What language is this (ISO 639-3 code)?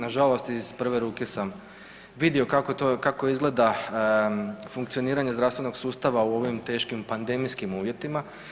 hrv